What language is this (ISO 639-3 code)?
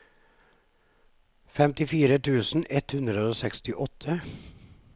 nor